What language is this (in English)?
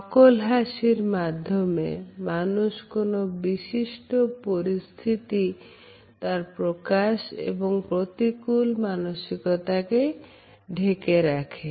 Bangla